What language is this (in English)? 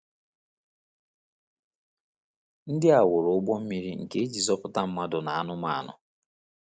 Igbo